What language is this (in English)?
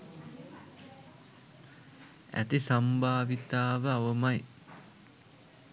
Sinhala